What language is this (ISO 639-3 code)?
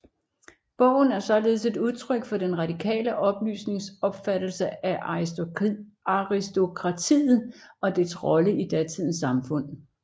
dan